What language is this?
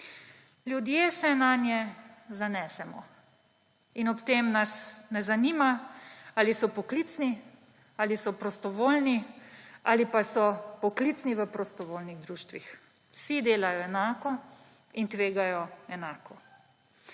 Slovenian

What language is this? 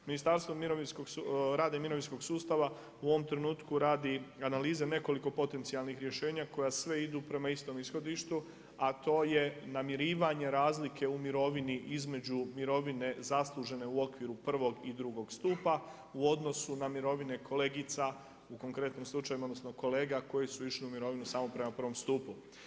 Croatian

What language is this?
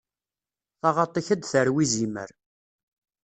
Kabyle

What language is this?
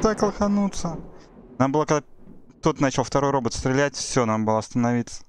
Russian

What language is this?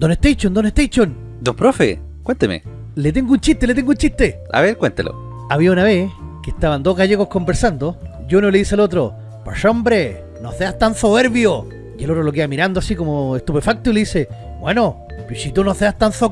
Spanish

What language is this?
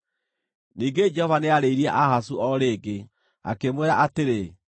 Kikuyu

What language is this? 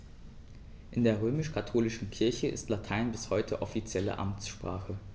German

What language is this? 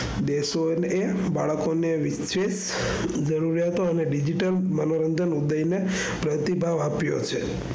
Gujarati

